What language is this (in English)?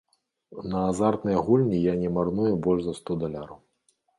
Belarusian